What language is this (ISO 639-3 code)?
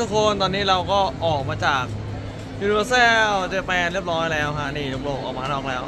tha